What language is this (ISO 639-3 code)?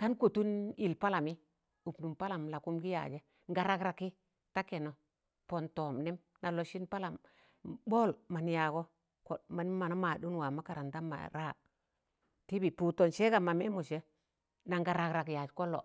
tan